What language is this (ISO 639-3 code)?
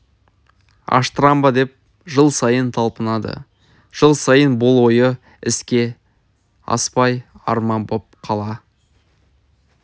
kaz